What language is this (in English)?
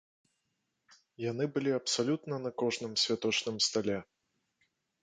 Belarusian